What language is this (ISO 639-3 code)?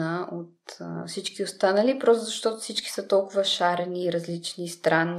bul